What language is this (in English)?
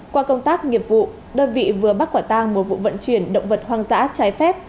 Vietnamese